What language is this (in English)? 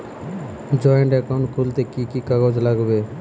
Bangla